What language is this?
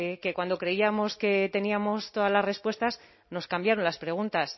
Spanish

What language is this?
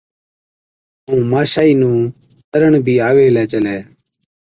Od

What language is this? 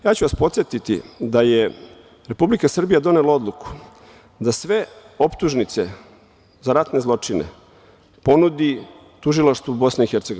Serbian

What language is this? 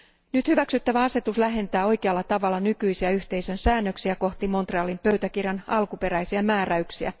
Finnish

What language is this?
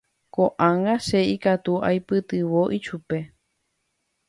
Guarani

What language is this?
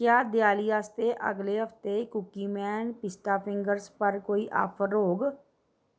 Dogri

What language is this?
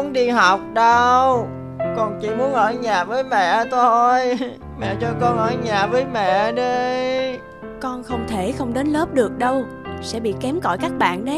Vietnamese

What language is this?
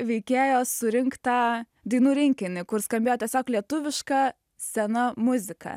Lithuanian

